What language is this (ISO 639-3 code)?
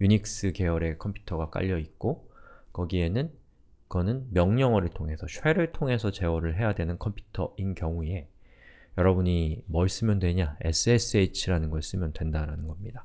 kor